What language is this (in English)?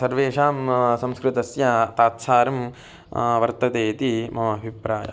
Sanskrit